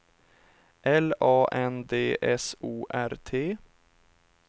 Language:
Swedish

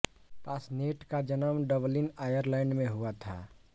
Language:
Hindi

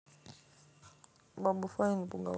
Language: Russian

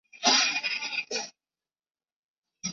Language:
Chinese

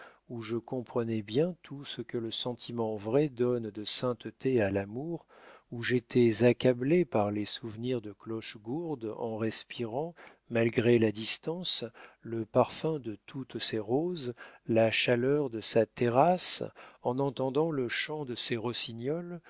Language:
French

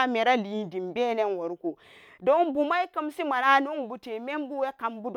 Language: Samba Daka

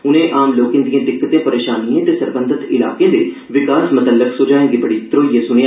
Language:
Dogri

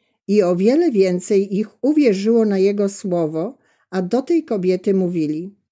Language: Polish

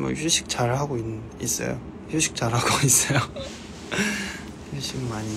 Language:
Korean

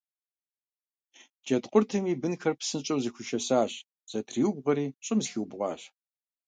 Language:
Kabardian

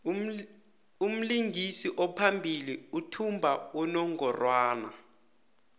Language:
South Ndebele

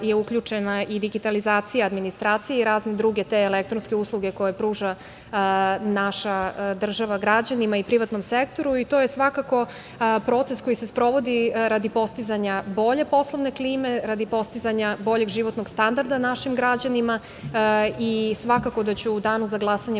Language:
Serbian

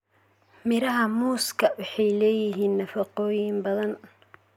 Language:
Somali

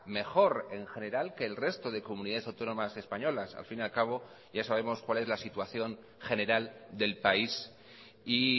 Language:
Spanish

